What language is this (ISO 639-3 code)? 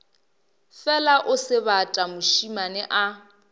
nso